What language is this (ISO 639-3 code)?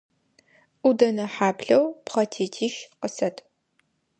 ady